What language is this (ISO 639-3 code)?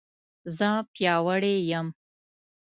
pus